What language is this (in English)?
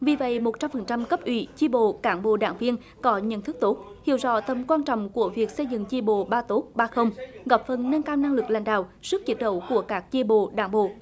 Vietnamese